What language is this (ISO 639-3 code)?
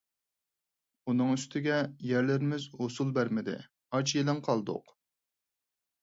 uig